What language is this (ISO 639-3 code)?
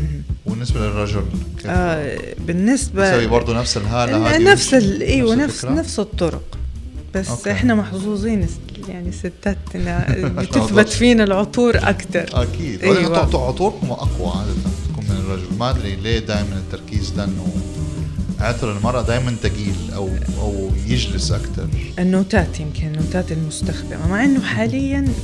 ara